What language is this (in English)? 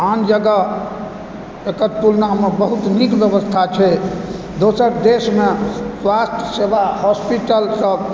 Maithili